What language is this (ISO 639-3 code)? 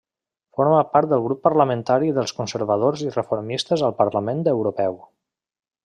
cat